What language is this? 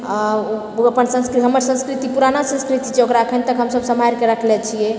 Maithili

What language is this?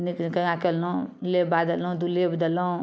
Maithili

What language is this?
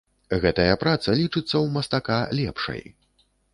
Belarusian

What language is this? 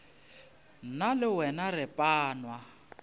Northern Sotho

